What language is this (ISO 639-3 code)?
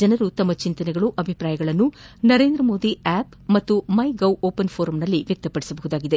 kan